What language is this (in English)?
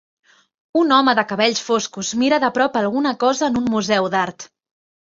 Catalan